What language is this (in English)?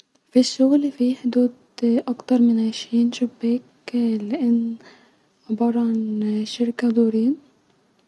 Egyptian Arabic